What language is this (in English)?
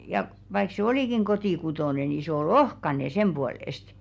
Finnish